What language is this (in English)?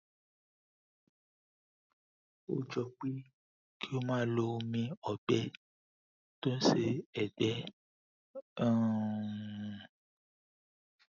Yoruba